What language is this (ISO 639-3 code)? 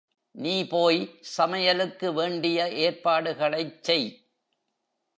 tam